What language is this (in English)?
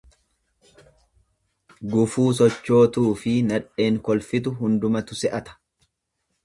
Oromo